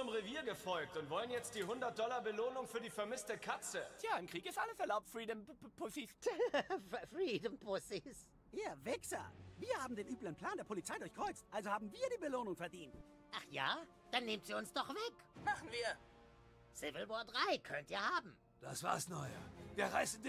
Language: German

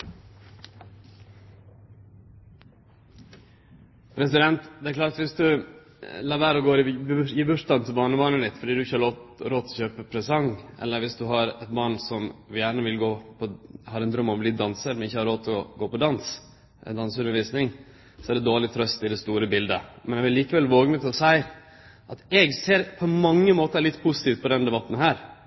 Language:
Norwegian Nynorsk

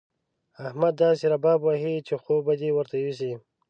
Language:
Pashto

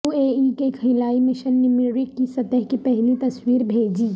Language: Urdu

